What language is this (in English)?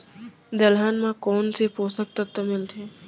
Chhattisgarhi